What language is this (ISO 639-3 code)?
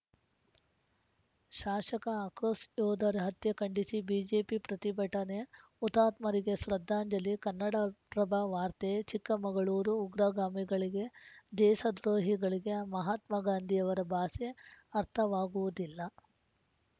kan